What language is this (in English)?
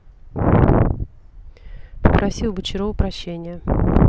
Russian